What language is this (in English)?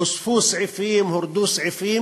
Hebrew